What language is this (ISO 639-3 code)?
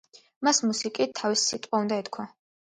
kat